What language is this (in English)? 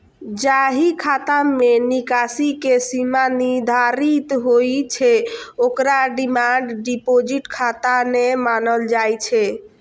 Maithili